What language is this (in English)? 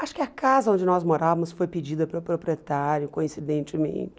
Portuguese